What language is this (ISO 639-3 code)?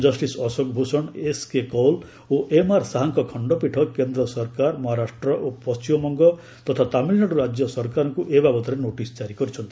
ori